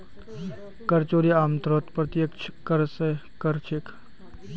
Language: Magahi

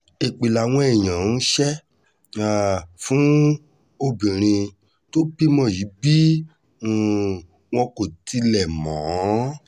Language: Yoruba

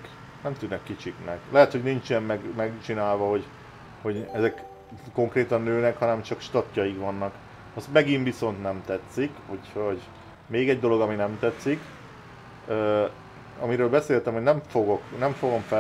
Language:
Hungarian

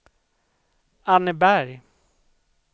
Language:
Swedish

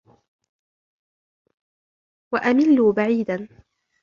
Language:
Arabic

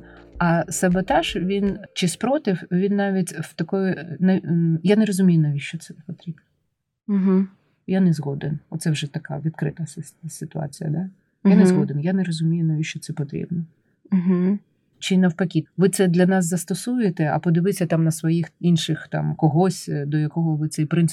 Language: Ukrainian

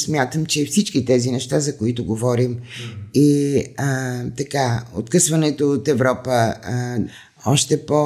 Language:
Bulgarian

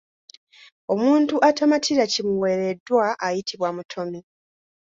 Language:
Ganda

